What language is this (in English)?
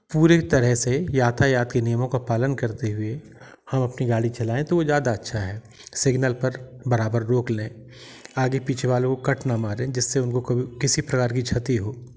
Hindi